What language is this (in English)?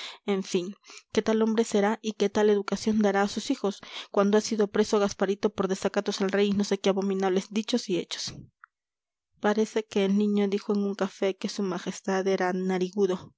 Spanish